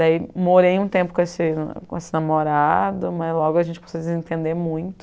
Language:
Portuguese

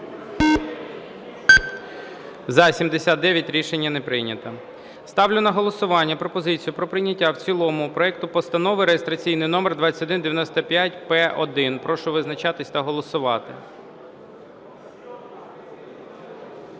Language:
Ukrainian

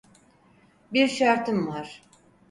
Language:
Turkish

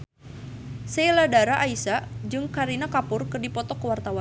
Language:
Sundanese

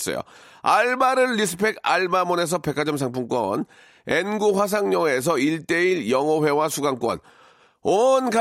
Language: Korean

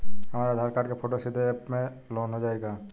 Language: Bhojpuri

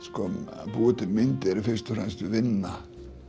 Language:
Icelandic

